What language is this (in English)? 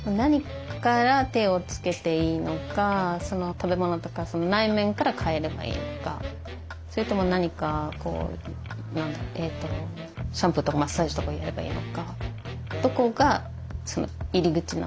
Japanese